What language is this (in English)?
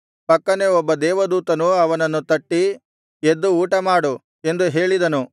Kannada